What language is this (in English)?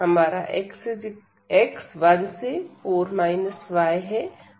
Hindi